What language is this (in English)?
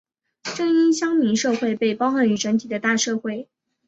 Chinese